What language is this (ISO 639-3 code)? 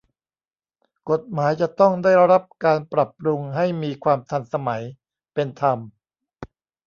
tha